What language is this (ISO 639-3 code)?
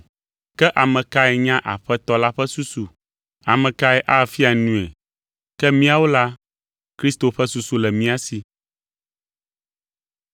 ewe